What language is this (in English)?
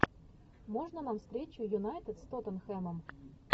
Russian